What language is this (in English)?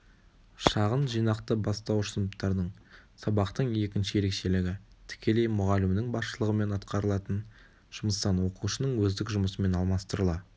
Kazakh